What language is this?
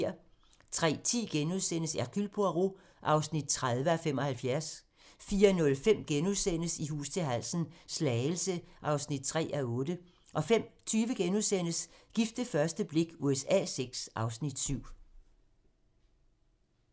Danish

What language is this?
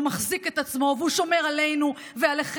Hebrew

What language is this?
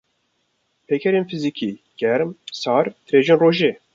Kurdish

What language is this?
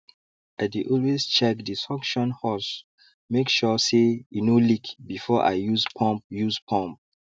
Nigerian Pidgin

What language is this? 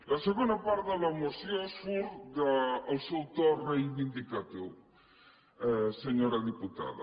Catalan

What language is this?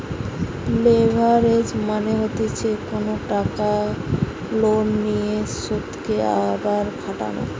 Bangla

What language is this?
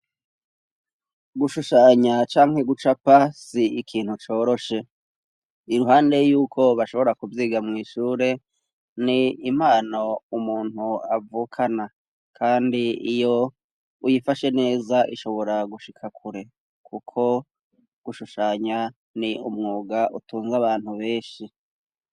Rundi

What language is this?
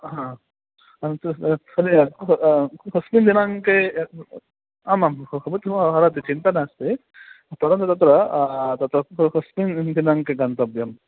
Sanskrit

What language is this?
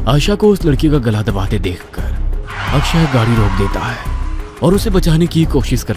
Hindi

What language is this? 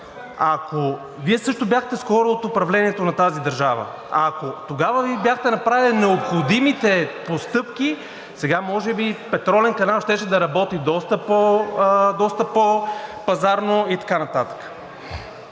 Bulgarian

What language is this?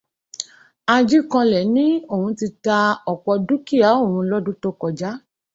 Yoruba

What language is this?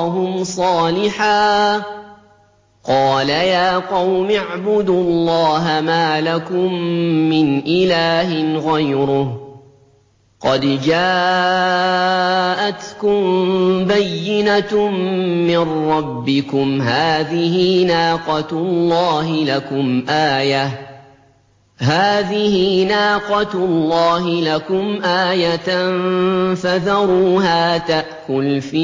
Arabic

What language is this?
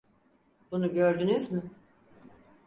Turkish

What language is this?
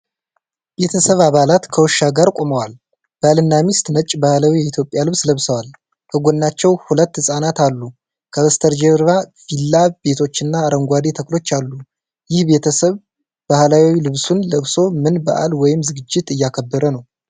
Amharic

